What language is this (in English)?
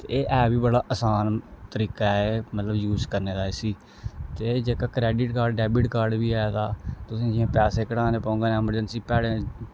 Dogri